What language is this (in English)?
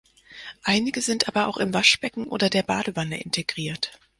German